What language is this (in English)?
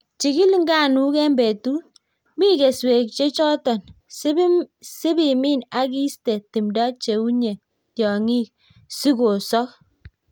Kalenjin